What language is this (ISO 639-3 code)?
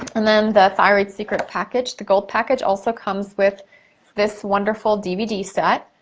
eng